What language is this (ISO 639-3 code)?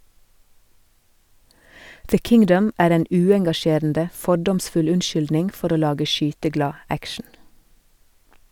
nor